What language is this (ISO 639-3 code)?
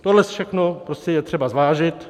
ces